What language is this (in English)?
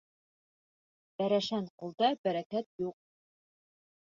Bashkir